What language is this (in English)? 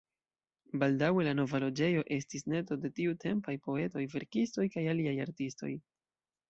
Esperanto